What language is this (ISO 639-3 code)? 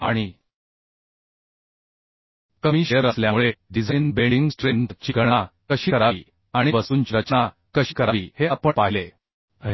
mar